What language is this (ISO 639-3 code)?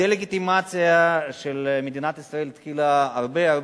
heb